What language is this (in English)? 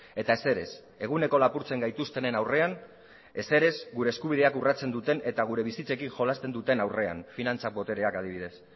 Basque